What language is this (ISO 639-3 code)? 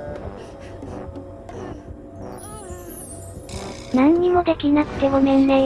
jpn